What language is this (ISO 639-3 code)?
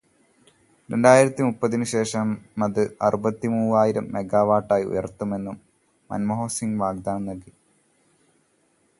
mal